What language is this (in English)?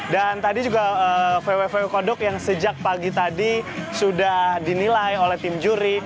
Indonesian